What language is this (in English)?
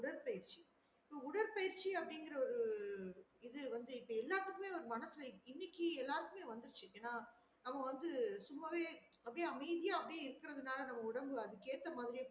Tamil